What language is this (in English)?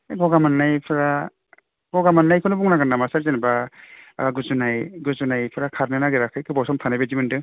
Bodo